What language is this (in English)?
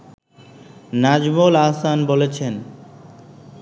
Bangla